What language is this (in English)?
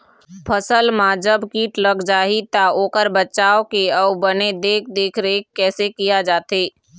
Chhattisgarhi